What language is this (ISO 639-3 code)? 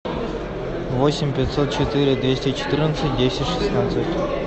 rus